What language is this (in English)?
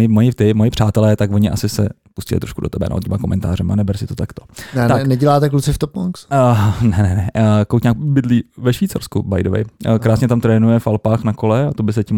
Czech